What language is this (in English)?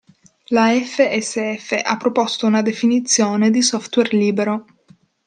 Italian